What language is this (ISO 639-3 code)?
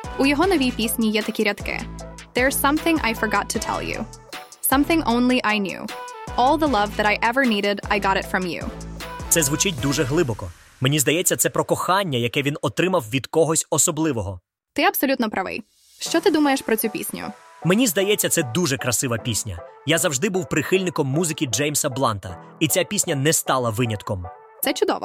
ukr